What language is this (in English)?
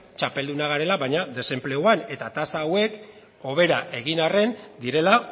Basque